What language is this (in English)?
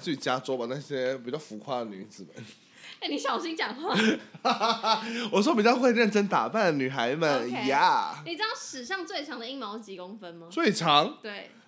Chinese